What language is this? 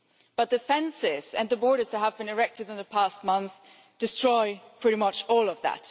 English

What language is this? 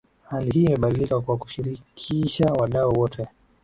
Swahili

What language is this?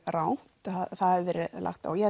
Icelandic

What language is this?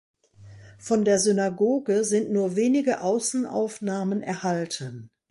German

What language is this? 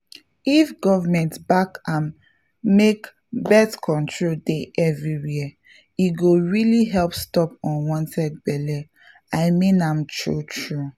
Nigerian Pidgin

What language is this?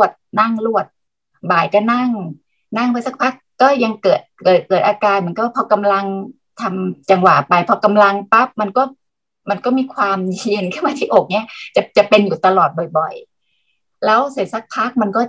Thai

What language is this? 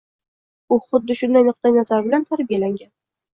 Uzbek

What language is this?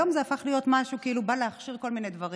Hebrew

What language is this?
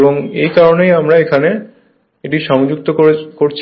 Bangla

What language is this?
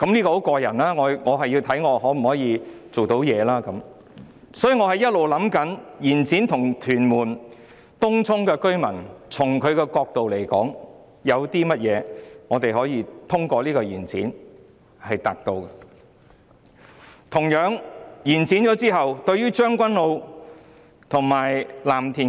Cantonese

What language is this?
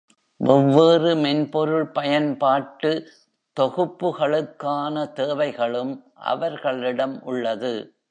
Tamil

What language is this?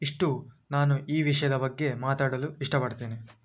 Kannada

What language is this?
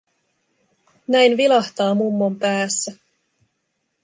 Finnish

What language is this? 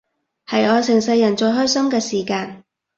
Cantonese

